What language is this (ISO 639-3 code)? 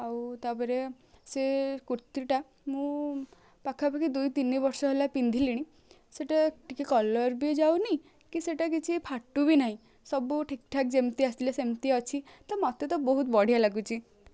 ori